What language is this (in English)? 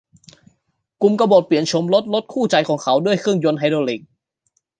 Thai